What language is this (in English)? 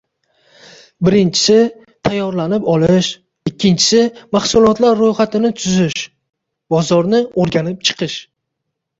Uzbek